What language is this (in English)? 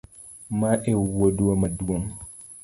Luo (Kenya and Tanzania)